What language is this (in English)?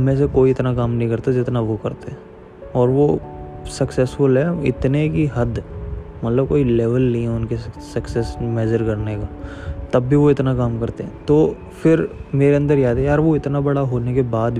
Hindi